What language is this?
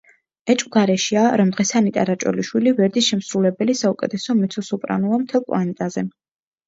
Georgian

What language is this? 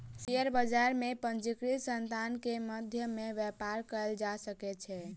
Maithili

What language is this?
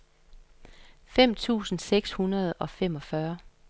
Danish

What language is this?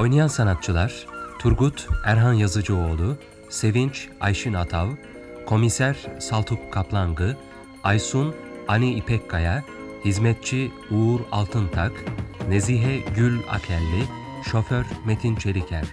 Turkish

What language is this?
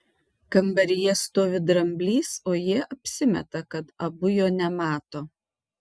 Lithuanian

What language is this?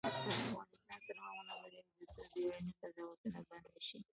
Pashto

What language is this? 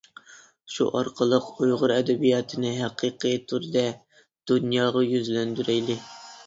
Uyghur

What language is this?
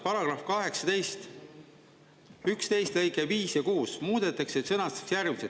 Estonian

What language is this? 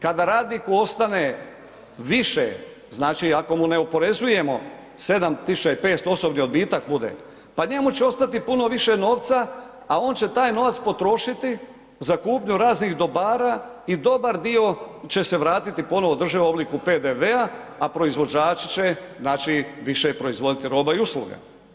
Croatian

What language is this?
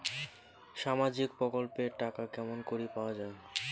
Bangla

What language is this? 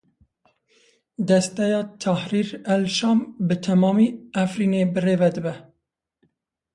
Kurdish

